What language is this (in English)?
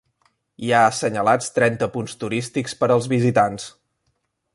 Catalan